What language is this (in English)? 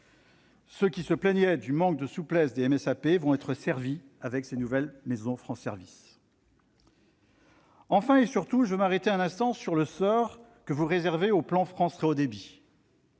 French